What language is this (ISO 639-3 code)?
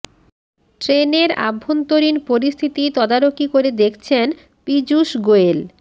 ben